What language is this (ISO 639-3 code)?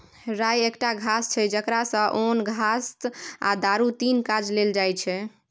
mai